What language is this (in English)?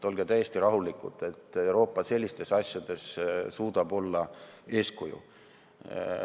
Estonian